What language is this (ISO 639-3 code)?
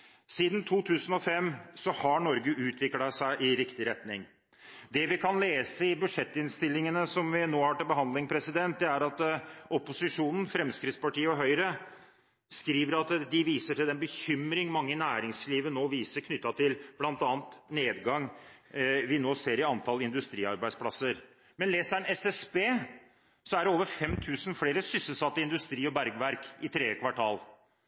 nob